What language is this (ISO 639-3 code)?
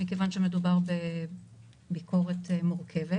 heb